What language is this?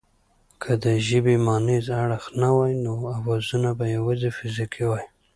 Pashto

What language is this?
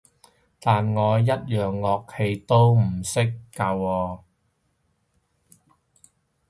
Cantonese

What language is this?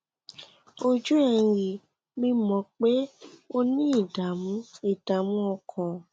Yoruba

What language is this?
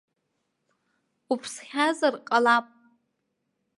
Abkhazian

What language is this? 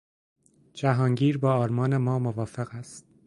Persian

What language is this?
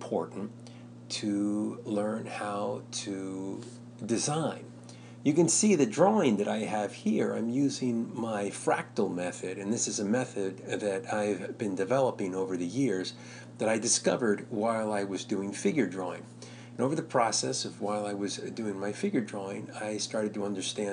English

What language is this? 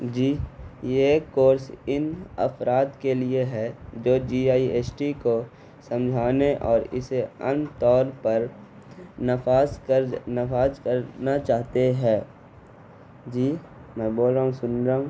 Urdu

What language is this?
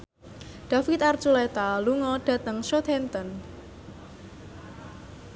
Javanese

